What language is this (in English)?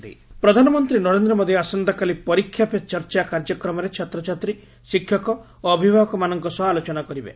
Odia